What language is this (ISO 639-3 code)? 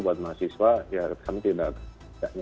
ind